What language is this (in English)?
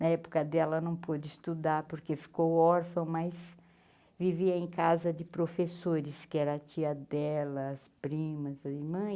Portuguese